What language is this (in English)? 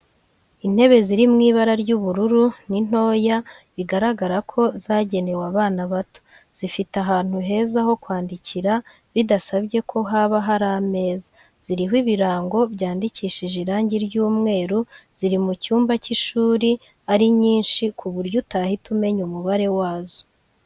Kinyarwanda